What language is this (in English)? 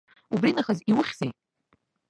Abkhazian